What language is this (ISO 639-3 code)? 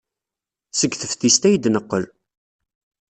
kab